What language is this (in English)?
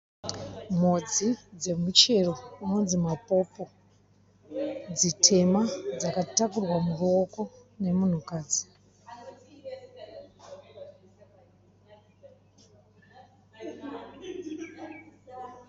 Shona